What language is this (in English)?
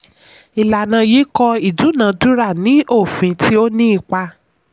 Yoruba